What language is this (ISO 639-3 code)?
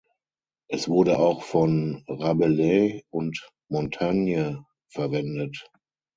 deu